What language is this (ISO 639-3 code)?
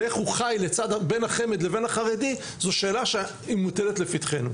heb